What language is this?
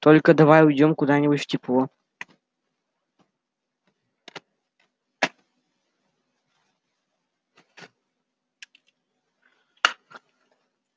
Russian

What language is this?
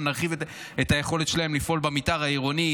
Hebrew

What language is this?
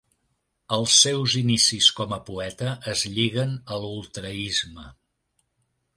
Catalan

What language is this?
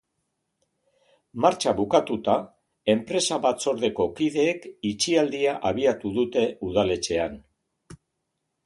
Basque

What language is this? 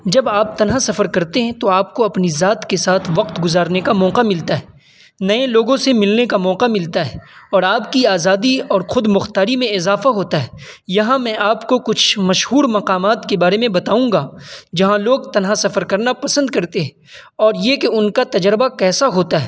Urdu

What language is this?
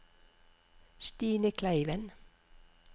Norwegian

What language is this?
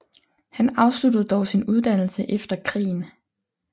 Danish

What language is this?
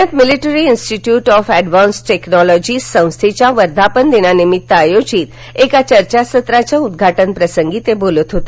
Marathi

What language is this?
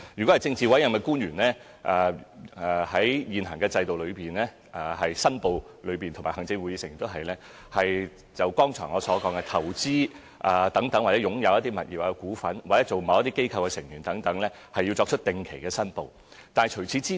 Cantonese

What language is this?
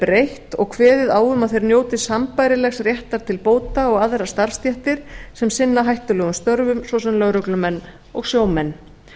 Icelandic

